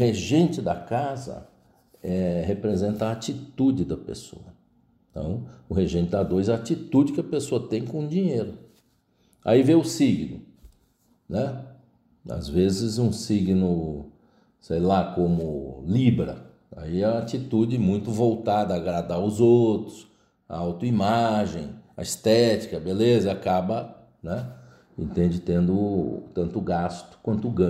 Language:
Portuguese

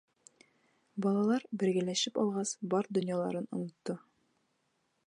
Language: Bashkir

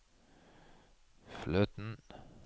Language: Norwegian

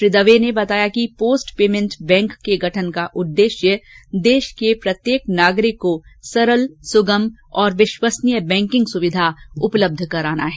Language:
Hindi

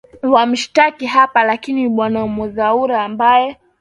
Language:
Swahili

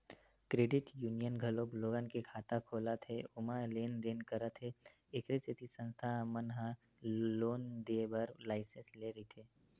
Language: Chhattisgarhi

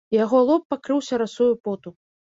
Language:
Belarusian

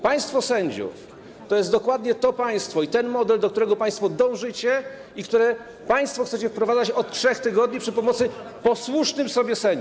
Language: Polish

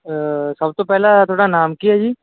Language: Punjabi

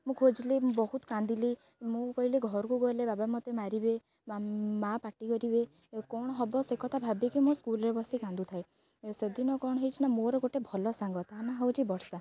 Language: Odia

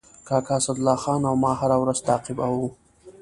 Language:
Pashto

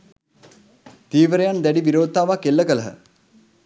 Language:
Sinhala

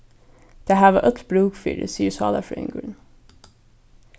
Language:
Faroese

